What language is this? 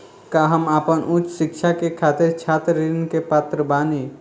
Bhojpuri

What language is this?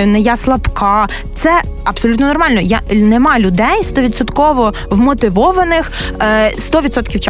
Ukrainian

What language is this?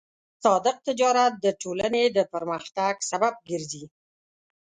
Pashto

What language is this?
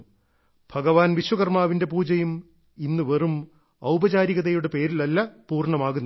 Malayalam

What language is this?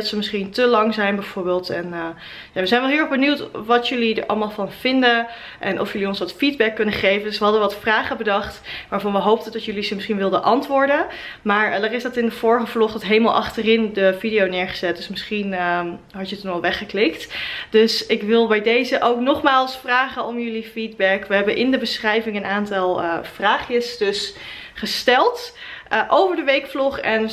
Dutch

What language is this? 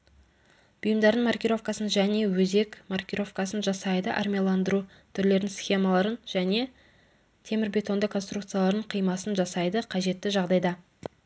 Kazakh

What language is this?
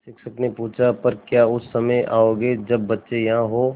Hindi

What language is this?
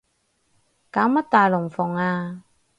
Cantonese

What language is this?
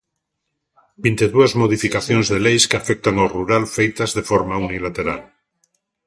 Galician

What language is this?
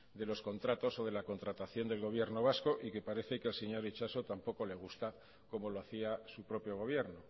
Spanish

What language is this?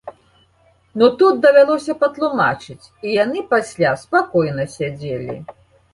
Belarusian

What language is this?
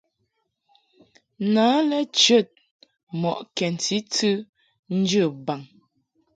Mungaka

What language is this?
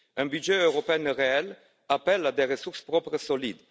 French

